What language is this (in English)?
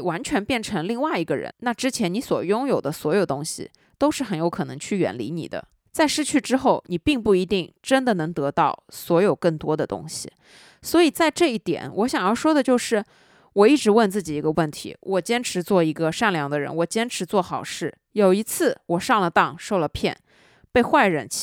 Chinese